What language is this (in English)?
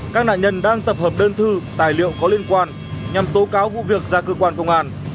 Vietnamese